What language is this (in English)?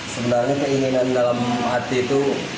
Indonesian